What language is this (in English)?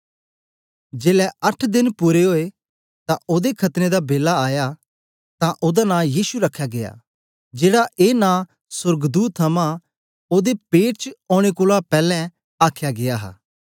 Dogri